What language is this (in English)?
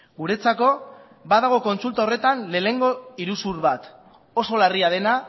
Basque